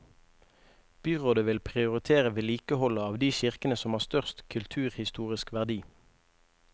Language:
Norwegian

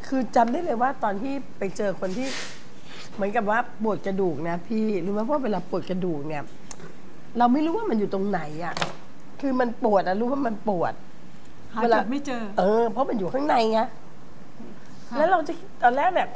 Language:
Thai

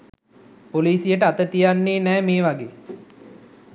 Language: Sinhala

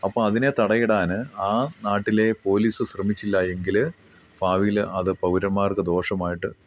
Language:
Malayalam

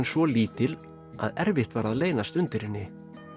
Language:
Icelandic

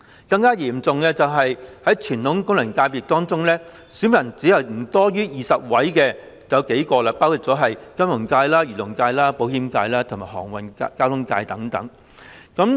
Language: Cantonese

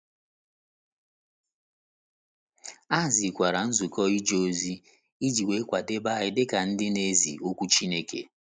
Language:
Igbo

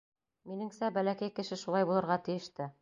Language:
Bashkir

